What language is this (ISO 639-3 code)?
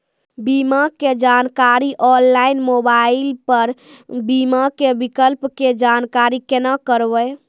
mai